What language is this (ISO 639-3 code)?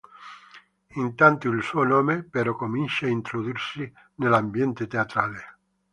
ita